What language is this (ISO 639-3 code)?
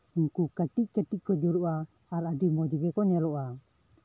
sat